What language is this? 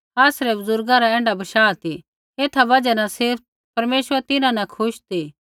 Kullu Pahari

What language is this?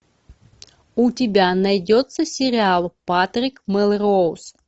Russian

